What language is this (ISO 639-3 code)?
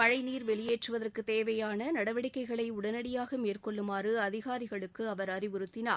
tam